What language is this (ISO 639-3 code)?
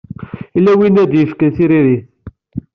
kab